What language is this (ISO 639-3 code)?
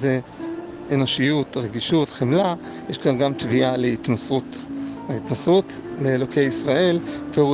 heb